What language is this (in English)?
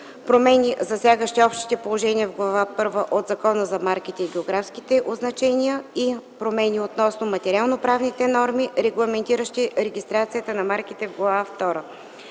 Bulgarian